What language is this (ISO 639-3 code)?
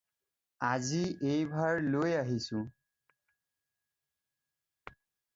asm